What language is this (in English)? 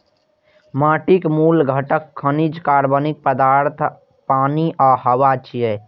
Maithili